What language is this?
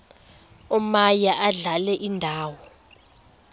Xhosa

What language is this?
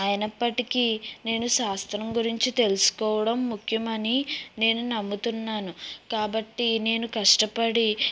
Telugu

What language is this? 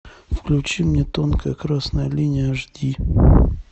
Russian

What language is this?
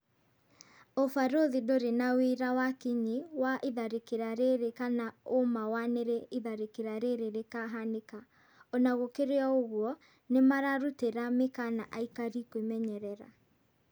Kikuyu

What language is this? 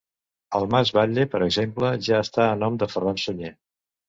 Catalan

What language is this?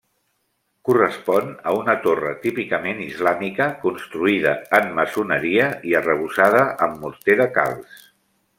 Catalan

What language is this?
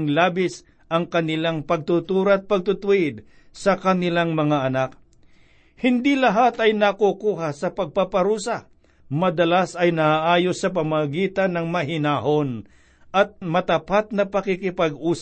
Filipino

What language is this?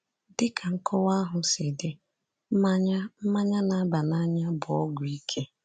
Igbo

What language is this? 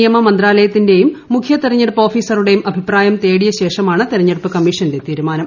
Malayalam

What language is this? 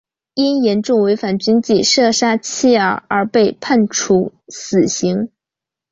Chinese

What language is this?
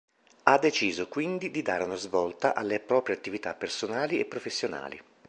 Italian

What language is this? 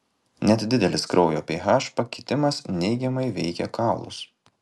Lithuanian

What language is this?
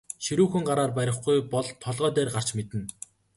Mongolian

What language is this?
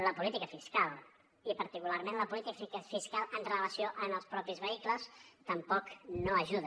Catalan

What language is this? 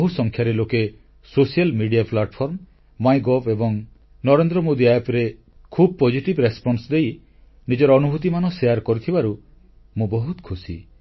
Odia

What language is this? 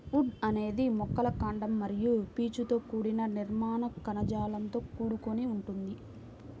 Telugu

